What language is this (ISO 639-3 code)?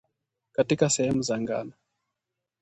swa